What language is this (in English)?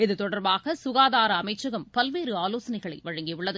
Tamil